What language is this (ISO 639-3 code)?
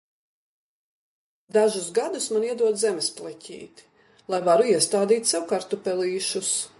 lav